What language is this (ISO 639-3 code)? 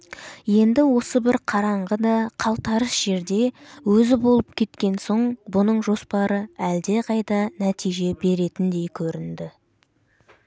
kaz